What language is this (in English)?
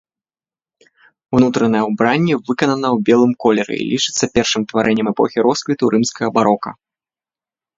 Belarusian